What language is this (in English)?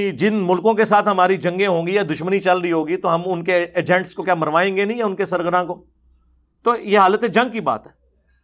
Urdu